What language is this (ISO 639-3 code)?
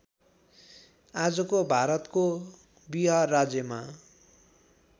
nep